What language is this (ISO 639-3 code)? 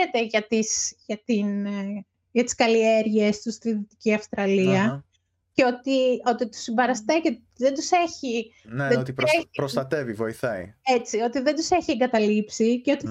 ell